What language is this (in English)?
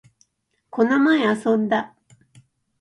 Japanese